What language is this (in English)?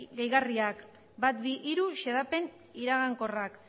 Basque